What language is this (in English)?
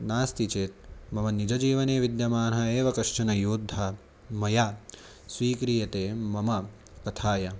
Sanskrit